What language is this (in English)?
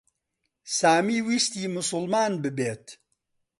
Central Kurdish